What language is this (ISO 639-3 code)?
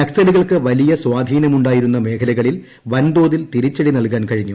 mal